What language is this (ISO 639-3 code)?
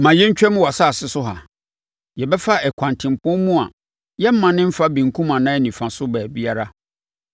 aka